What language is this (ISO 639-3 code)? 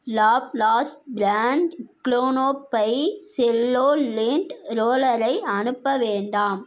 tam